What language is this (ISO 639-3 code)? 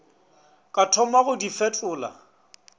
nso